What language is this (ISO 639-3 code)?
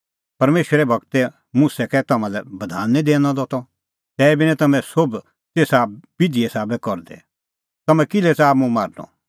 kfx